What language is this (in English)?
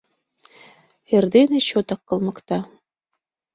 Mari